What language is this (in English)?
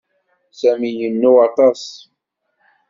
Kabyle